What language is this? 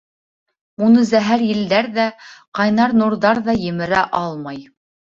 Bashkir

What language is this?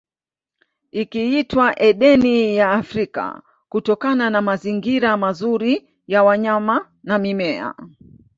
Swahili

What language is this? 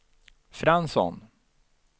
Swedish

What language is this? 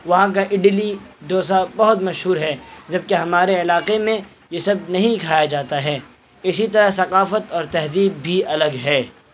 Urdu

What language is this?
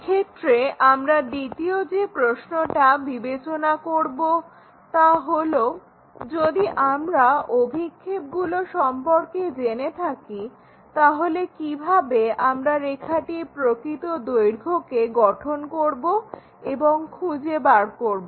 Bangla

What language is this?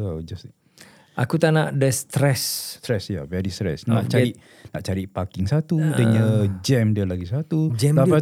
Malay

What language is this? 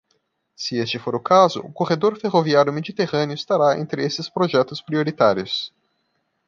Portuguese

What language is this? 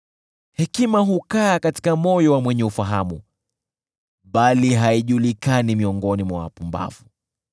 Swahili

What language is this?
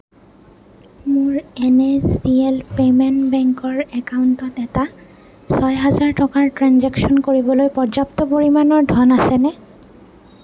Assamese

